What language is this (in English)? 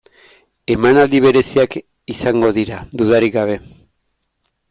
Basque